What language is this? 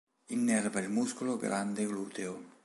Italian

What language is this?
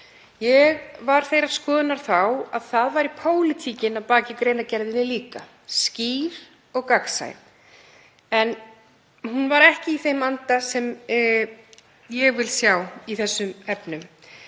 Icelandic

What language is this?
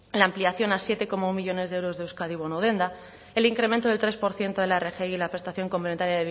Spanish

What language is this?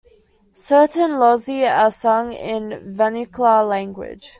English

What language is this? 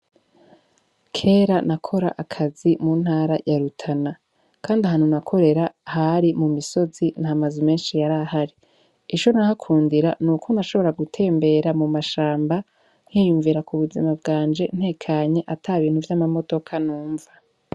Rundi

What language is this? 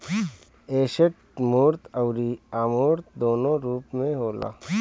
Bhojpuri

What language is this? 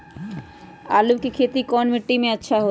Magahi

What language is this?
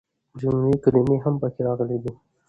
Pashto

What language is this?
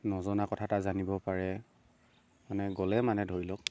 Assamese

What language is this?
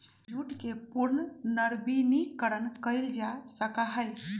Magahi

